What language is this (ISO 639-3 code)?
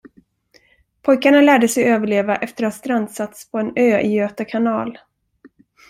swe